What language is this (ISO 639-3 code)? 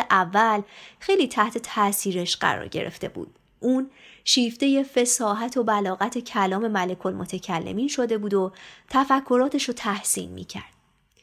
fas